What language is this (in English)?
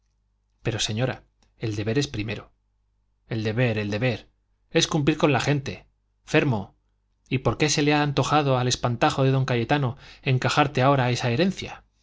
Spanish